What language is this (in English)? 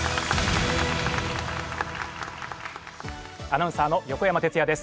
Japanese